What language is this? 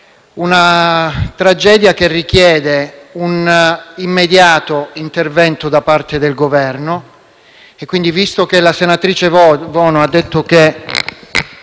Italian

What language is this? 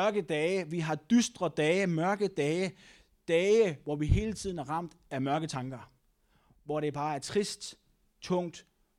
Danish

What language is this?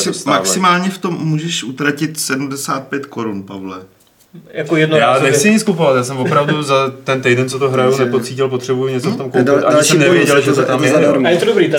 Czech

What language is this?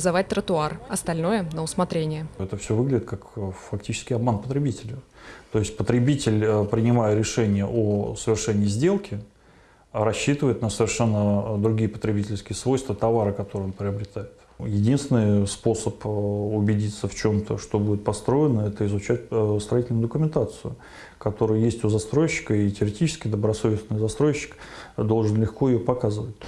Russian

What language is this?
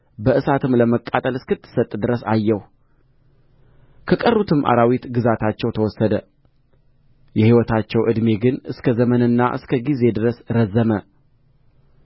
Amharic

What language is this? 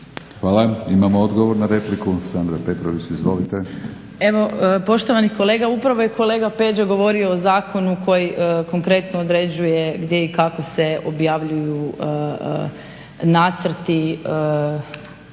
Croatian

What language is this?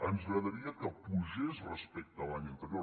Catalan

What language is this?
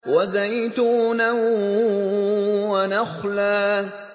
Arabic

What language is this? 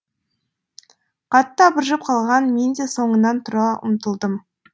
Kazakh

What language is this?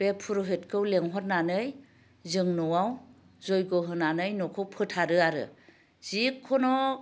Bodo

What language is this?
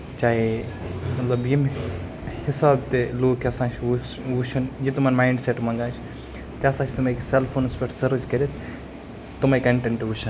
Kashmiri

